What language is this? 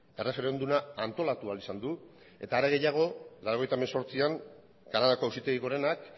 Basque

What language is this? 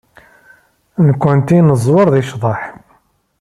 Kabyle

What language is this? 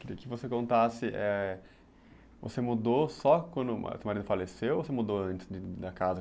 Portuguese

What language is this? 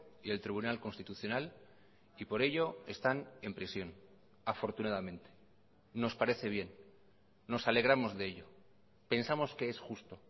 Spanish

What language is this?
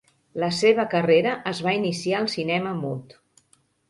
Catalan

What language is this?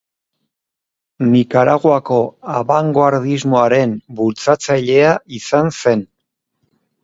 Basque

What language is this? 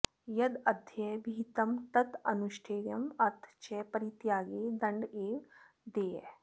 Sanskrit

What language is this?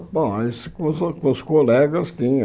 Portuguese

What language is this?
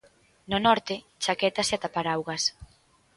Galician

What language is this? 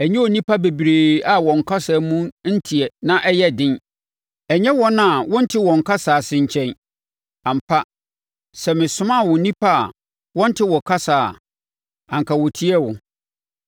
Akan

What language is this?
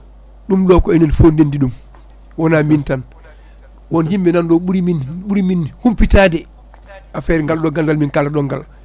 Fula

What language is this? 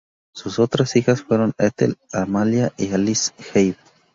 Spanish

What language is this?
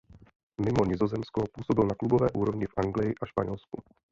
Czech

